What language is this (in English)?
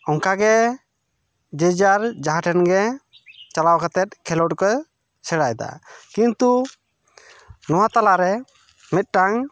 Santali